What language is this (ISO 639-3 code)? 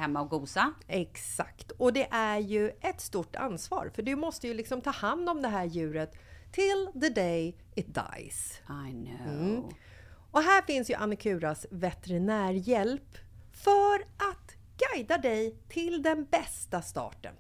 swe